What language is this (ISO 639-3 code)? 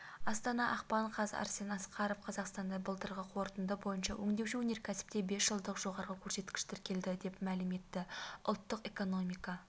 kaz